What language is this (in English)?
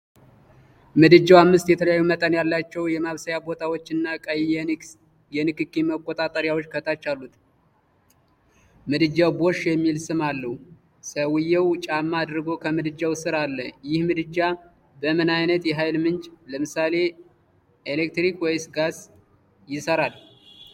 Amharic